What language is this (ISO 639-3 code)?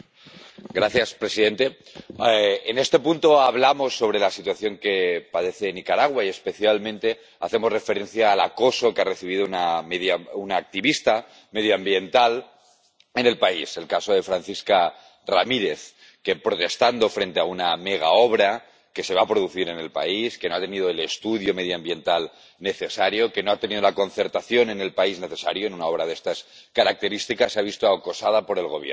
spa